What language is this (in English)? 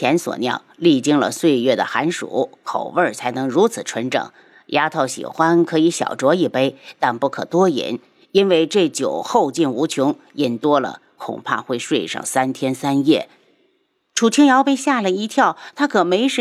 Chinese